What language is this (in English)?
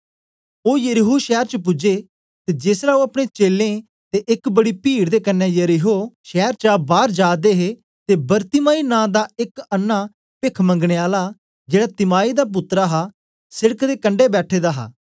Dogri